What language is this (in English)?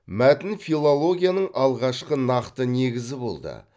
Kazakh